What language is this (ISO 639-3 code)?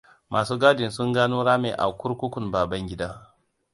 hau